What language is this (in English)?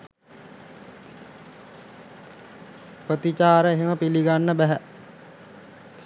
Sinhala